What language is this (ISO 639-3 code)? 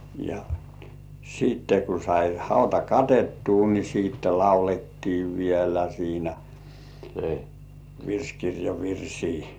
fin